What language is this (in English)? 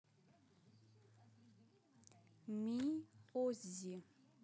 Russian